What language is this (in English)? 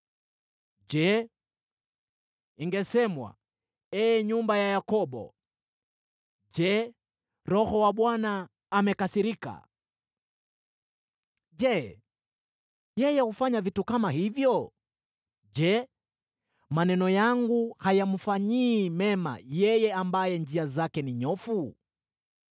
Swahili